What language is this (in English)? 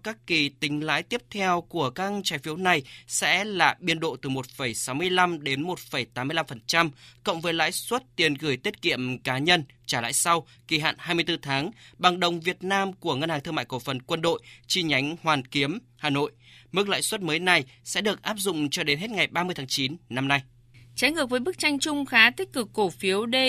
Vietnamese